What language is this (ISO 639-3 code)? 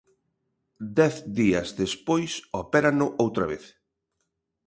glg